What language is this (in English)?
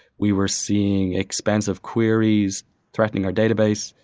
English